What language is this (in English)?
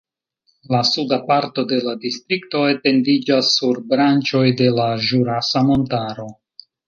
Esperanto